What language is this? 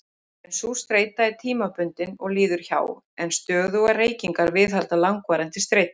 Icelandic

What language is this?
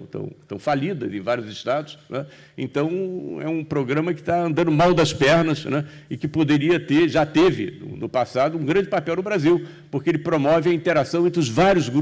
Portuguese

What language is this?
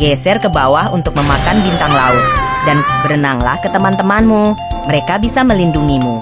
Indonesian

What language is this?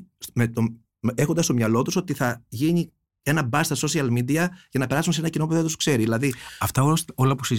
Greek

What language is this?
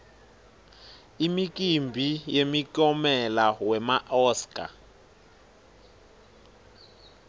Swati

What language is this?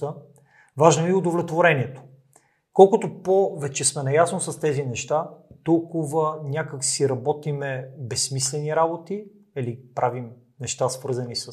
Bulgarian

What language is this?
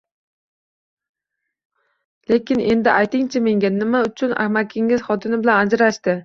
Uzbek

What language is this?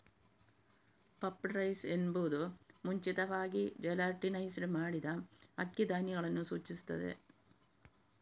Kannada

